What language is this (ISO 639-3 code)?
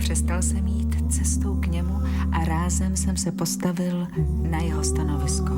ces